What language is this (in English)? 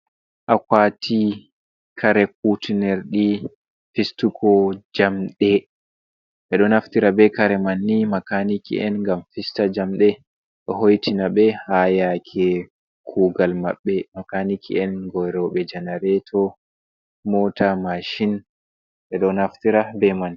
Fula